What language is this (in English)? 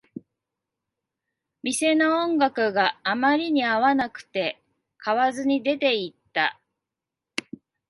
Japanese